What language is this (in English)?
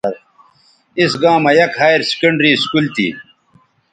Bateri